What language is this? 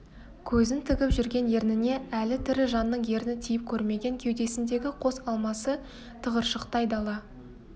Kazakh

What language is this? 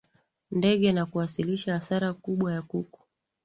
Swahili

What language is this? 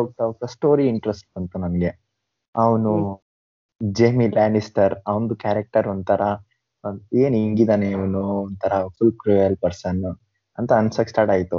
Kannada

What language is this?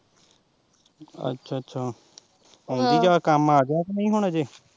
Punjabi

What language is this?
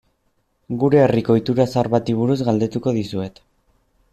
Basque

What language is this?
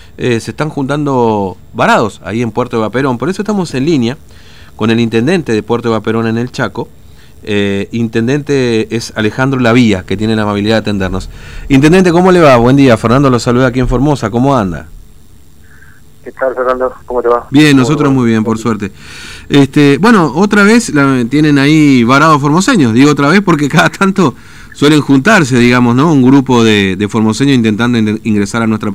Spanish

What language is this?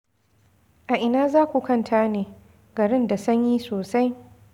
Hausa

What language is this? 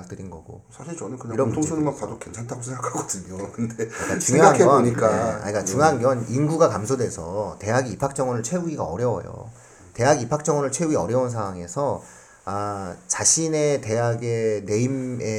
Korean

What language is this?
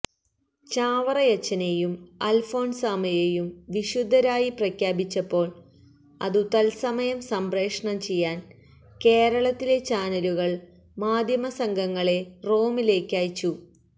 Malayalam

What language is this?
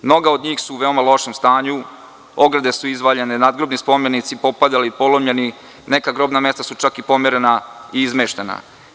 Serbian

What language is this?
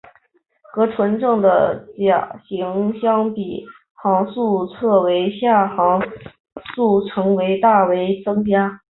Chinese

